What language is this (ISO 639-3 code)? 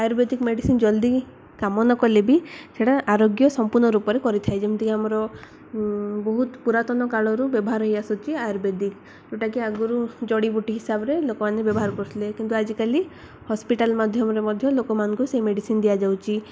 ori